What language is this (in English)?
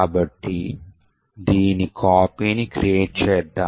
Telugu